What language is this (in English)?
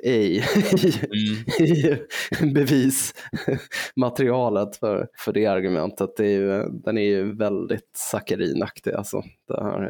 Swedish